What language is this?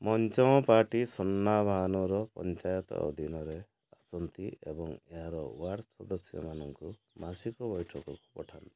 Odia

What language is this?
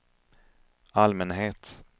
Swedish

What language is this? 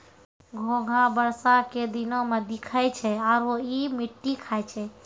Maithili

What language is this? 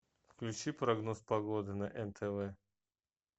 Russian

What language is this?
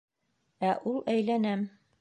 Bashkir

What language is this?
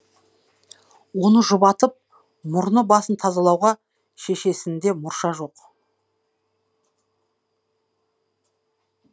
Kazakh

